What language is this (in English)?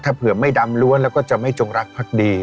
Thai